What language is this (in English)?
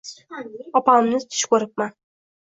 Uzbek